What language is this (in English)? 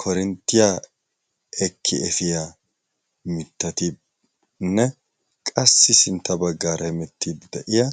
Wolaytta